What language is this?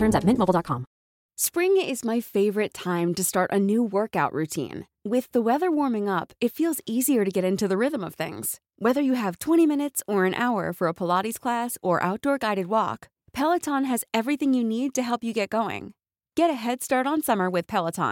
Filipino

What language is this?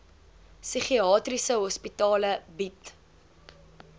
Afrikaans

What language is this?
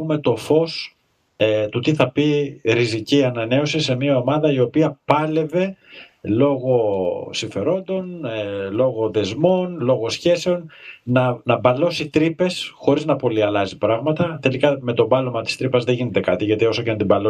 Greek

